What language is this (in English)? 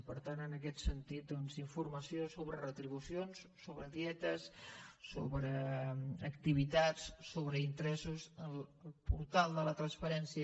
Catalan